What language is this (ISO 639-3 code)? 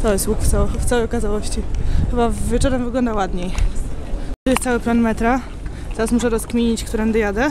pol